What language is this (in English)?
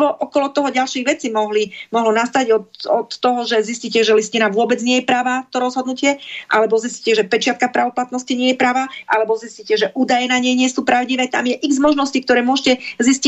Slovak